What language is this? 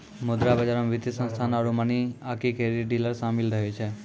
Maithili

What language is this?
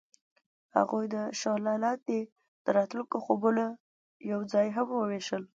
Pashto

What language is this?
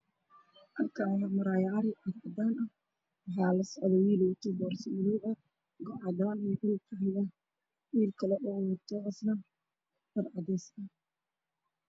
Somali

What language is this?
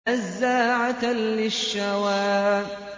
Arabic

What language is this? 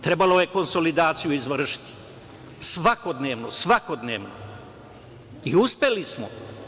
Serbian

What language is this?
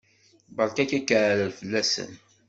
Kabyle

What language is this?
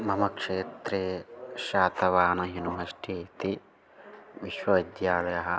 Sanskrit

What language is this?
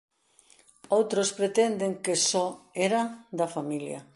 Galician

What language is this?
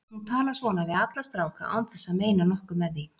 Icelandic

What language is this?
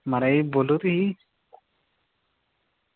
Dogri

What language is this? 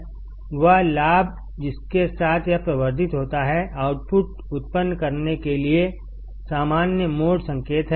Hindi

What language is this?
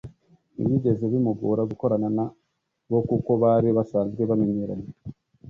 Kinyarwanda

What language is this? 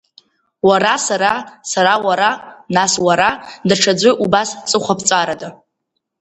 Abkhazian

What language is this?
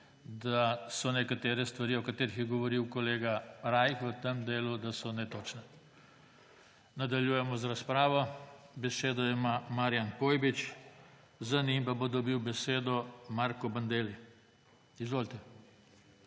Slovenian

